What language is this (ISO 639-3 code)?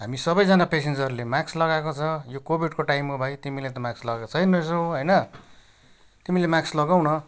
nep